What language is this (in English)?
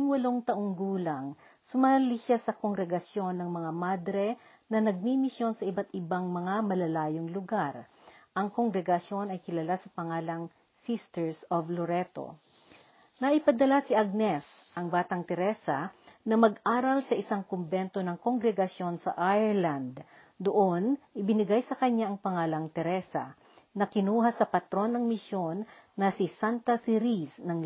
Filipino